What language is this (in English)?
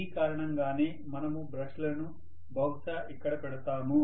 Telugu